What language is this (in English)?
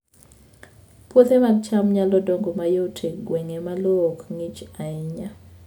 Luo (Kenya and Tanzania)